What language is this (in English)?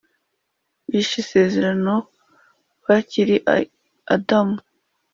Kinyarwanda